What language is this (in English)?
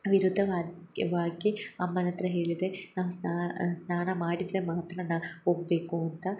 Kannada